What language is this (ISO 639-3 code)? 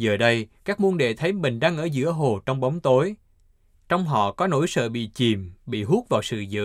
vie